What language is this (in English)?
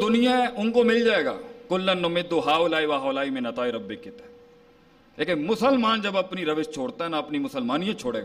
Urdu